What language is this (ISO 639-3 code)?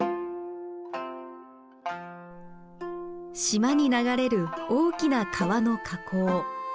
jpn